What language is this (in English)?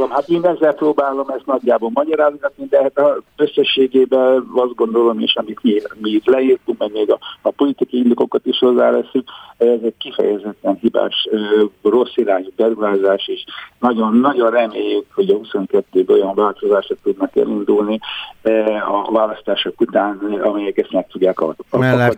Hungarian